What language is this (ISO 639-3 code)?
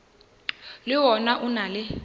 nso